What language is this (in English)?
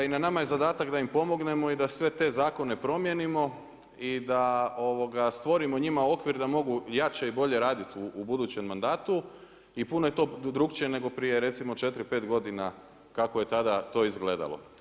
Croatian